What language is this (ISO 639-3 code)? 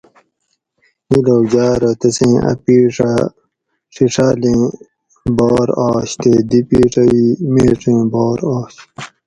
gwc